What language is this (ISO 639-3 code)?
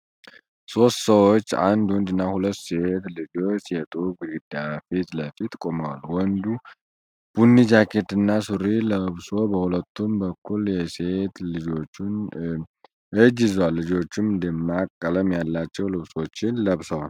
amh